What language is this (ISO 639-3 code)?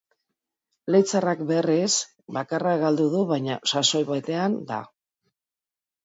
eus